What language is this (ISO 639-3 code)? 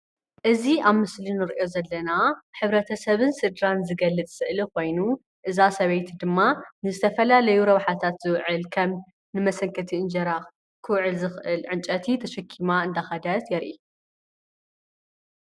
tir